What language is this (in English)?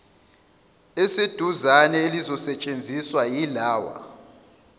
Zulu